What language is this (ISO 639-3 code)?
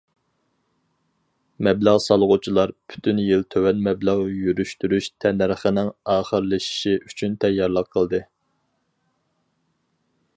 uig